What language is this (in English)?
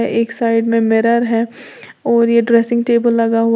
Hindi